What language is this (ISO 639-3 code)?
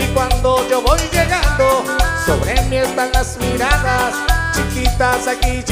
spa